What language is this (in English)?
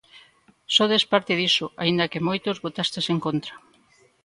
Galician